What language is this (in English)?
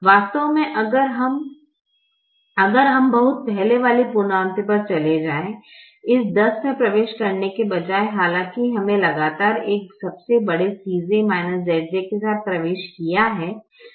Hindi